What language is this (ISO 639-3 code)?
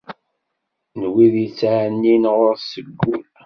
kab